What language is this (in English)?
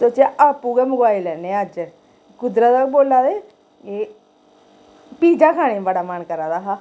Dogri